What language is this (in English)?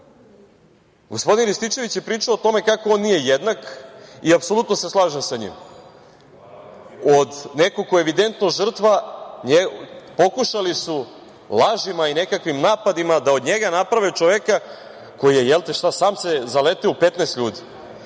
Serbian